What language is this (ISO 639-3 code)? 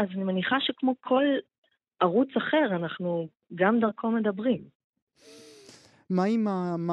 heb